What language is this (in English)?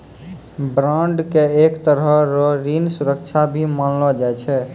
Maithili